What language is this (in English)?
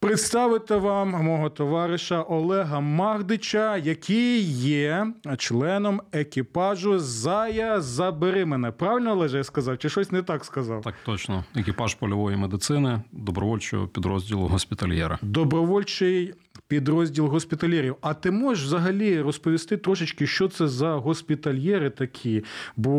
Ukrainian